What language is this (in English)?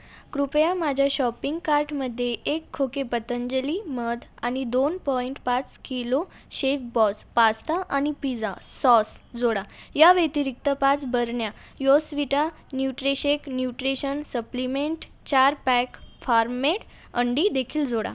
Marathi